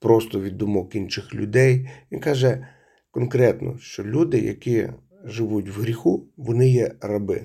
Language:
Ukrainian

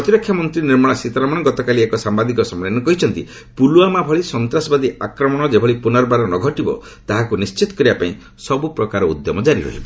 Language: Odia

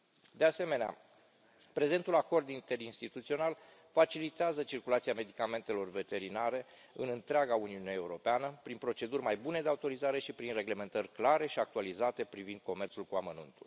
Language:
Romanian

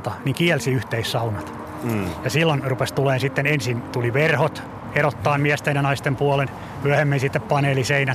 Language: Finnish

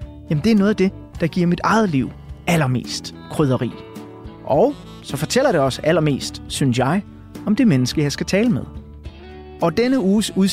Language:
Danish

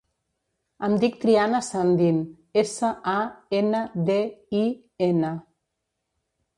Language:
Catalan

